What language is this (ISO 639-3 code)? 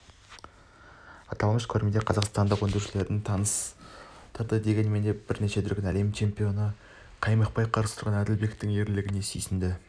kaz